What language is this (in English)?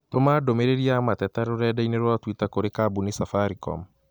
Kikuyu